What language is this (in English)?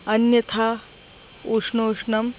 Sanskrit